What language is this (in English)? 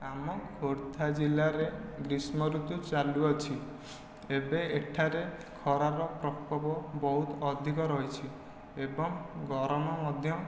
Odia